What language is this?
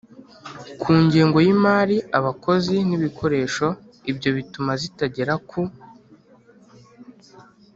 Kinyarwanda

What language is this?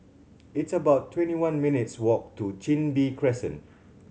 English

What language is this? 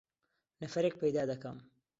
Central Kurdish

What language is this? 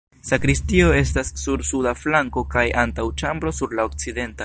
Esperanto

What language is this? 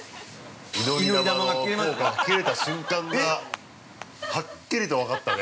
Japanese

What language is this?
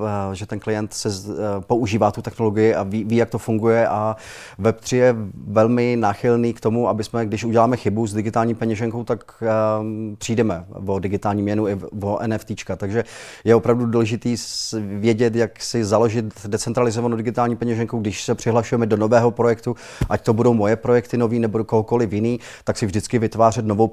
Czech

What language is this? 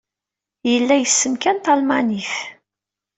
Kabyle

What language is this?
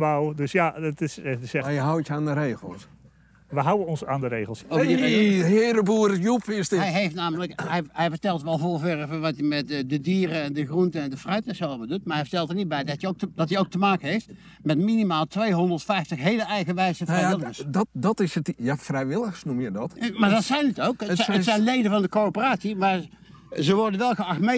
Dutch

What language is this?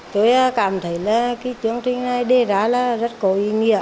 Vietnamese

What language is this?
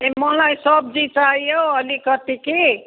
Nepali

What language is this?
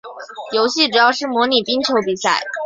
Chinese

